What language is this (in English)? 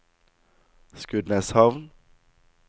Norwegian